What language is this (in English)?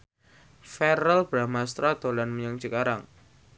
Javanese